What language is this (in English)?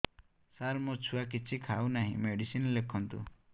Odia